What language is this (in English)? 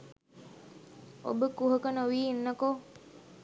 Sinhala